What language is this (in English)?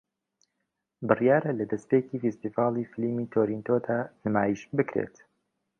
Central Kurdish